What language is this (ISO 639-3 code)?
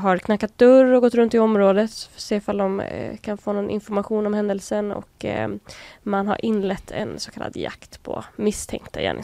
swe